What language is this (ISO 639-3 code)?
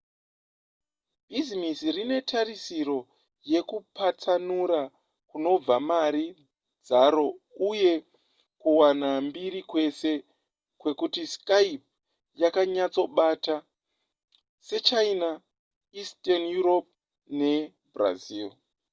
sna